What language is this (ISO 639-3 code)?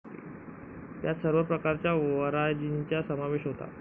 mar